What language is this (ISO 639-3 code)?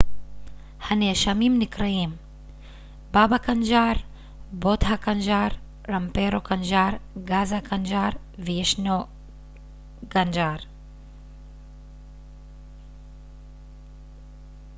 heb